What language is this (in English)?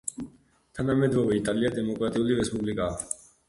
Georgian